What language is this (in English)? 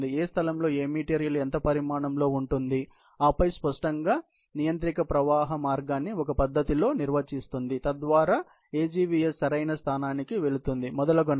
Telugu